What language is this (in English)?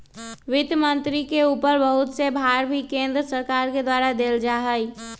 Magahi